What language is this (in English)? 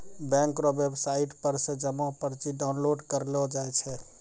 Maithili